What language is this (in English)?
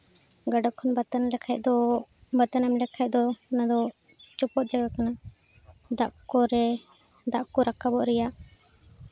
Santali